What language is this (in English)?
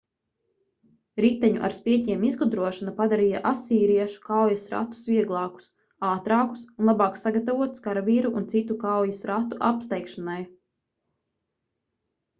Latvian